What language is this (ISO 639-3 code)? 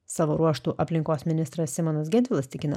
lit